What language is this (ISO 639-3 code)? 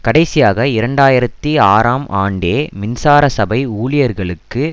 tam